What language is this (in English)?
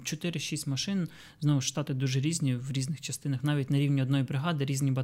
Ukrainian